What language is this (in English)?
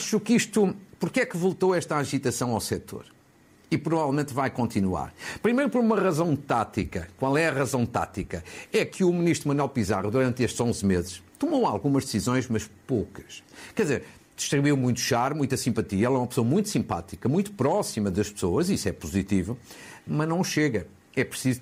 Portuguese